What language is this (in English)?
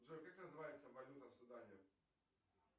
Russian